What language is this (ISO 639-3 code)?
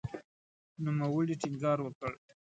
pus